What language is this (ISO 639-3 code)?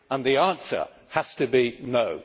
eng